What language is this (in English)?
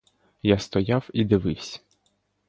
Ukrainian